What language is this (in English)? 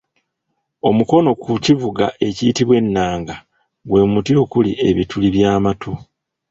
Ganda